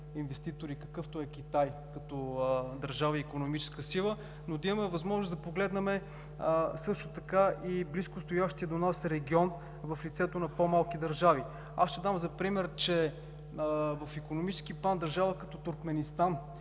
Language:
Bulgarian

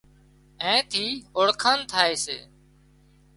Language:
Wadiyara Koli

